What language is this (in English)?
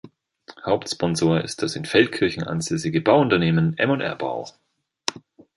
German